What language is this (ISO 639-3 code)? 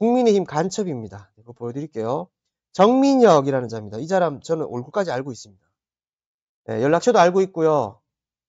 kor